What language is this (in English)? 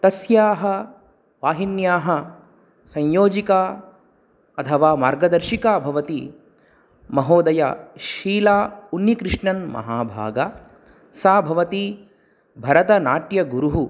Sanskrit